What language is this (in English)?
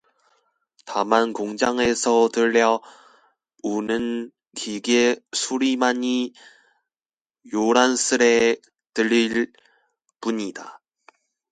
Korean